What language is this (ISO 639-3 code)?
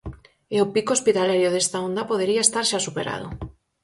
glg